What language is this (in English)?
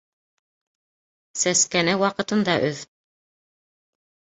Bashkir